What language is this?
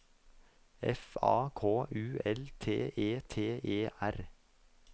Norwegian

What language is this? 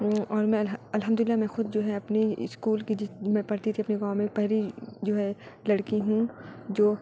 Urdu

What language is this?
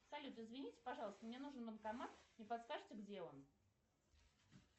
Russian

